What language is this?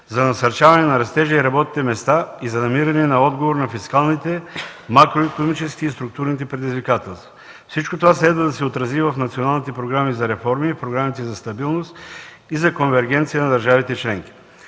Bulgarian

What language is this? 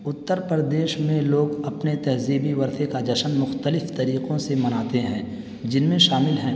Urdu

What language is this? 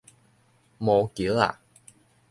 Min Nan Chinese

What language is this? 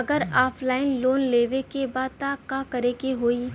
Bhojpuri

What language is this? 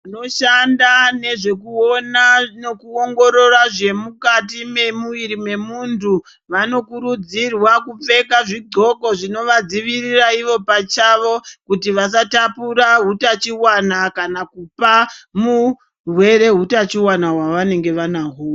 Ndau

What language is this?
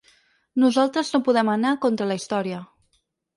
Catalan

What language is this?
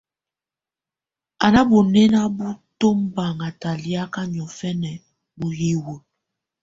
Tunen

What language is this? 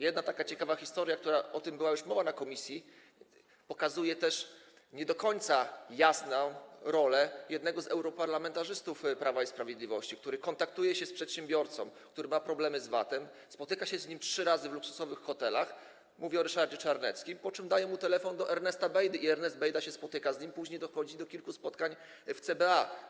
Polish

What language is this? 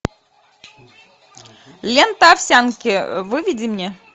Russian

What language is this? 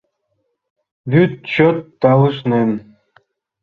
Mari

